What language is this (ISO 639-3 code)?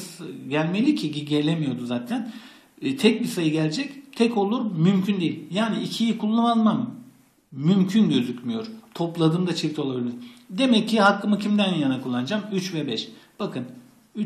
tur